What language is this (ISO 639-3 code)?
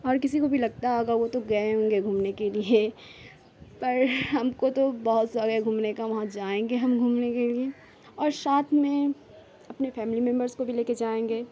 urd